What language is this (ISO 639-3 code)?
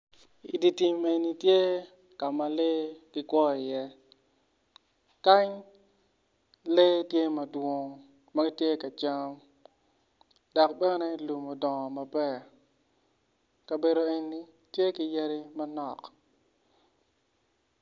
ach